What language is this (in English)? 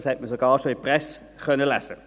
Swiss German